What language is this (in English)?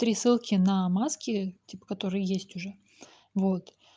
Russian